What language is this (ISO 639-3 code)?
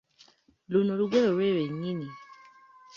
lug